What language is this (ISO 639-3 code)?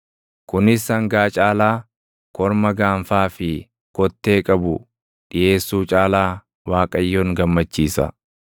orm